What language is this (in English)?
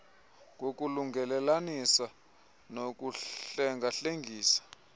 Xhosa